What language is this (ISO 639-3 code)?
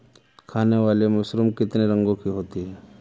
hin